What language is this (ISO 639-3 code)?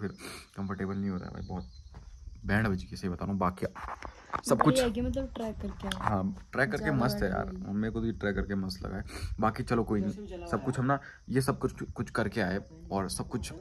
hin